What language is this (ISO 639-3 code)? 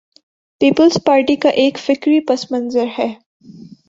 urd